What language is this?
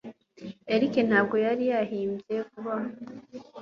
Kinyarwanda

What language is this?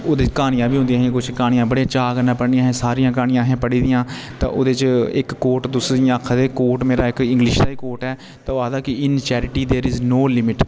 Dogri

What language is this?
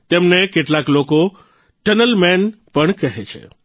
Gujarati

